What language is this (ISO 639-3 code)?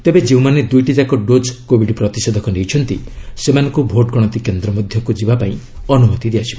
ori